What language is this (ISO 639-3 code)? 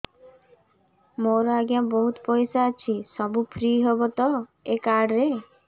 ori